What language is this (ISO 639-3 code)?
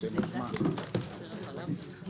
heb